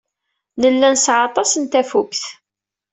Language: Kabyle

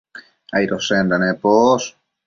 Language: Matsés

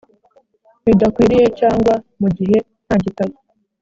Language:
Kinyarwanda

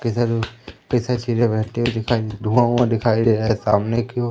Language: Hindi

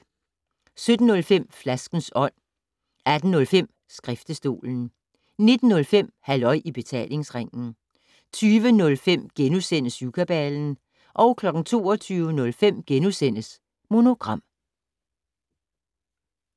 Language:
Danish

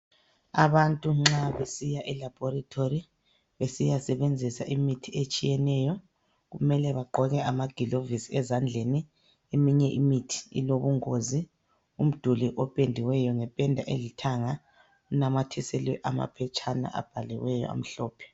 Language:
North Ndebele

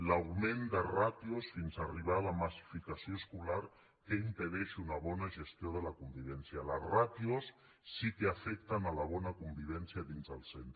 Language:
Catalan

